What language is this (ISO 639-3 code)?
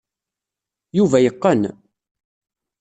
kab